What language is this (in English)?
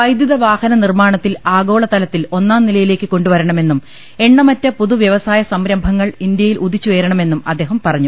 Malayalam